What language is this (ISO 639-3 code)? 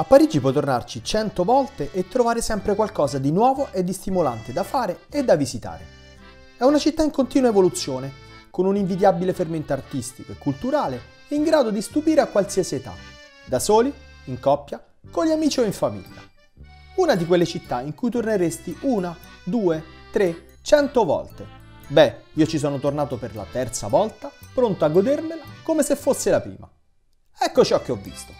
ita